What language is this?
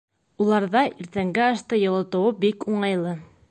Bashkir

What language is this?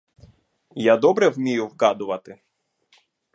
Ukrainian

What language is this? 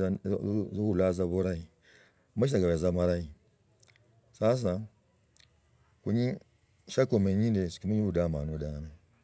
Logooli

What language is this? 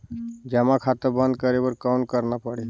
Chhattisgarhi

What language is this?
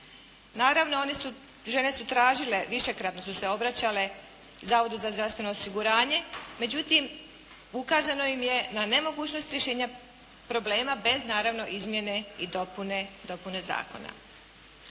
Croatian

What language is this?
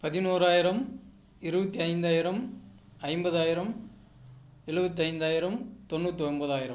Tamil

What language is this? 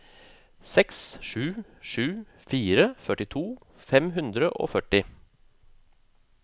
Norwegian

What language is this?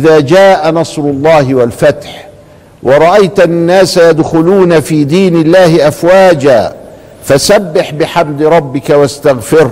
Arabic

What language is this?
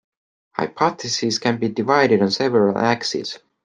English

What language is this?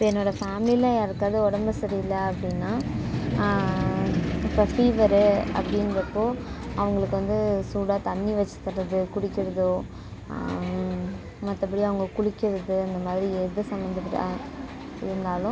Tamil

